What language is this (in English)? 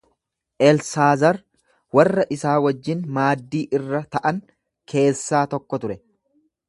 Oromo